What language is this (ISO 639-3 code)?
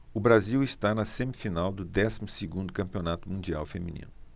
por